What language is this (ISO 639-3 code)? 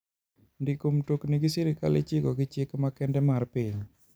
luo